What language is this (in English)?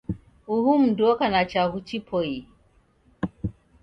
Taita